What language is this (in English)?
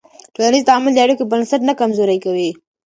Pashto